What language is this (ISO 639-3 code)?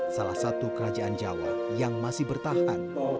ind